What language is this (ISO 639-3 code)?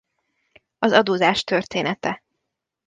hun